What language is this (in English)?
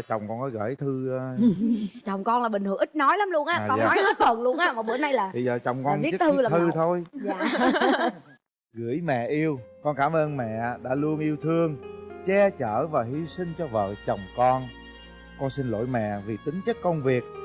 Vietnamese